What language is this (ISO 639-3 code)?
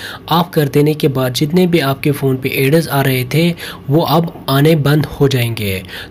hin